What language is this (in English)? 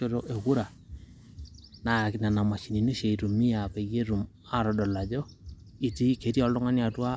Masai